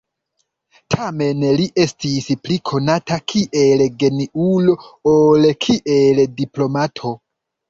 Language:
Esperanto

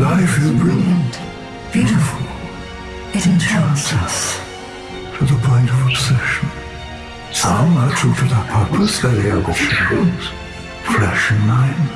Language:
Russian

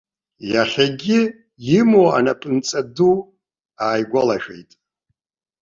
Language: Abkhazian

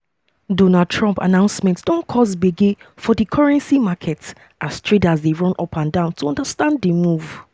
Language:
Nigerian Pidgin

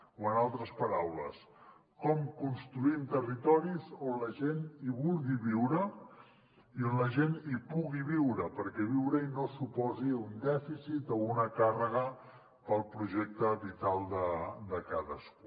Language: Catalan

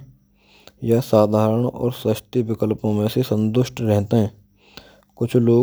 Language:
Braj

